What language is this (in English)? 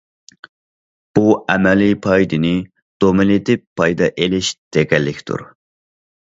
Uyghur